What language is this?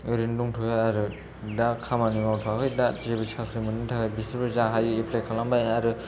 Bodo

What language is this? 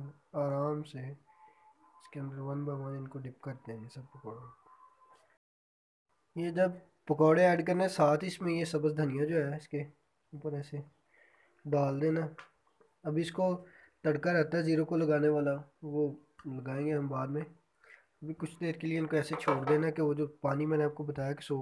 Hindi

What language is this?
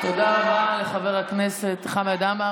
Hebrew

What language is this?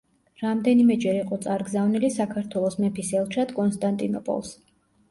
Georgian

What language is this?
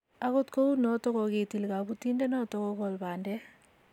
Kalenjin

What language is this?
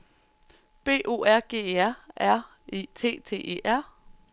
Danish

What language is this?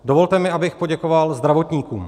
Czech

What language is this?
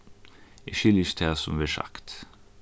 Faroese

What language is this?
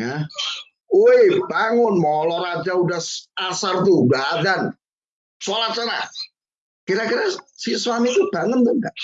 Indonesian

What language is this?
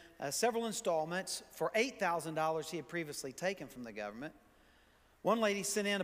English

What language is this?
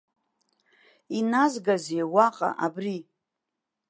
Abkhazian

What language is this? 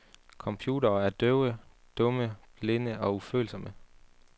Danish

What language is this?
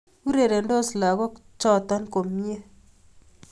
Kalenjin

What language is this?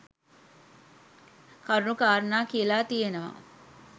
Sinhala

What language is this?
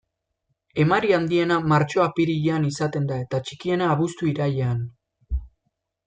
Basque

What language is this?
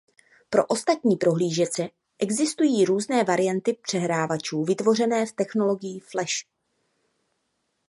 Czech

